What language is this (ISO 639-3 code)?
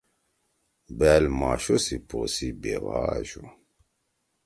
trw